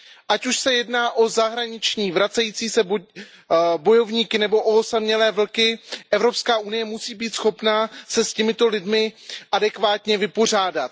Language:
Czech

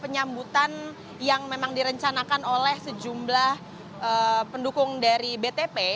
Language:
Indonesian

